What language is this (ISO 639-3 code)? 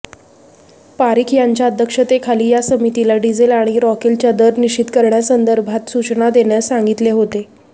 mar